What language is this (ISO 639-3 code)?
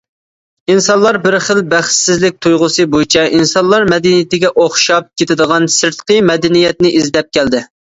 uig